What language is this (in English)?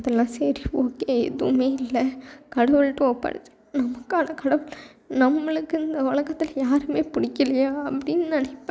Tamil